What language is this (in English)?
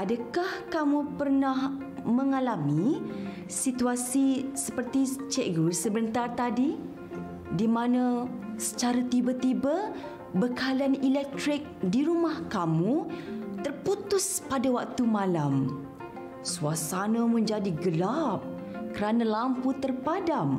Malay